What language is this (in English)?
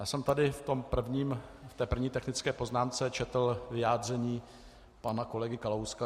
Czech